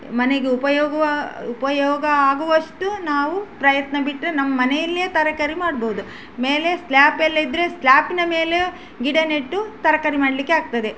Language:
Kannada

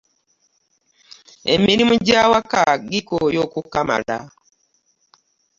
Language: Ganda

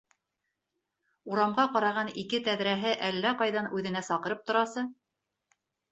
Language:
Bashkir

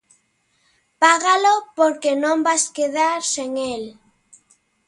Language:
Galician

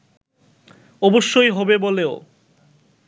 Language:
Bangla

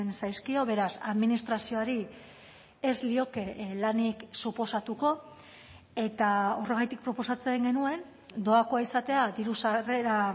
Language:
Basque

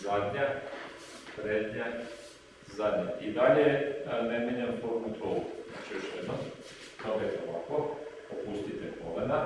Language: Serbian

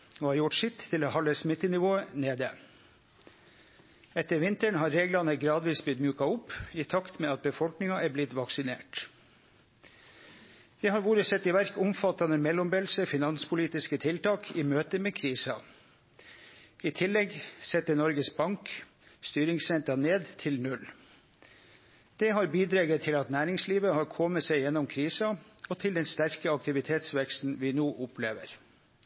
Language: Norwegian Nynorsk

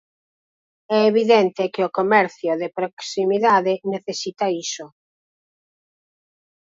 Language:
Galician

